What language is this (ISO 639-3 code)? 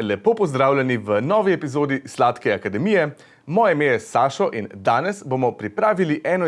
slv